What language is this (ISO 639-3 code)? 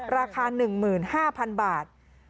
tha